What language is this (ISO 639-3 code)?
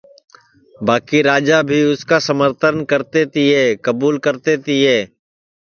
ssi